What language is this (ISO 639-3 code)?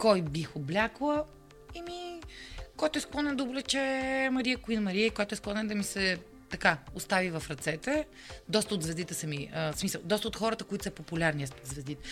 bul